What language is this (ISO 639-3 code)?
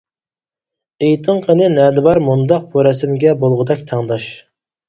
uig